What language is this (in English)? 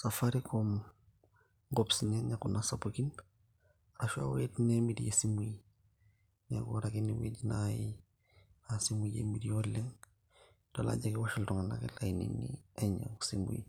Masai